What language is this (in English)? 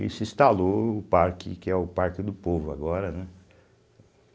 Portuguese